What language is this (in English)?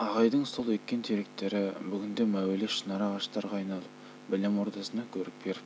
Kazakh